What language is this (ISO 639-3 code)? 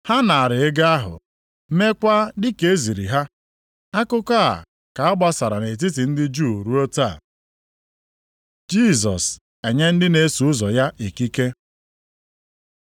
ibo